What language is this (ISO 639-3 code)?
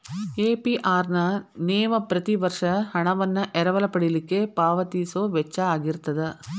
kan